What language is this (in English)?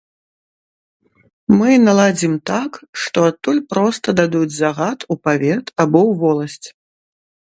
Belarusian